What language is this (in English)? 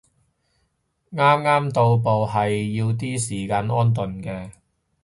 Cantonese